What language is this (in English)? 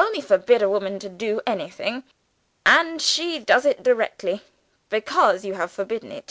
English